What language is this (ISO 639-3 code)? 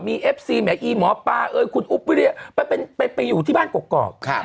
tha